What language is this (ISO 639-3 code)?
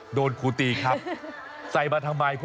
tha